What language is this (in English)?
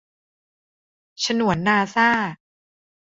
Thai